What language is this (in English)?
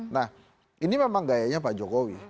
Indonesian